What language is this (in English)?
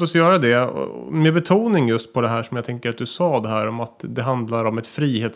Swedish